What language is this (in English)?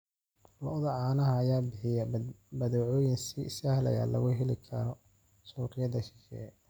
Somali